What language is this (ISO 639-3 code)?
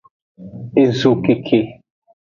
ajg